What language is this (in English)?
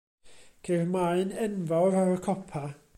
Welsh